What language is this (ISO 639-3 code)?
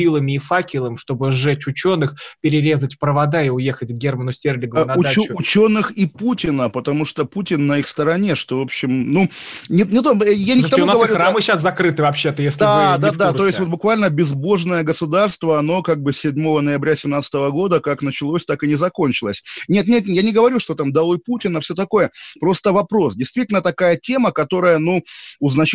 rus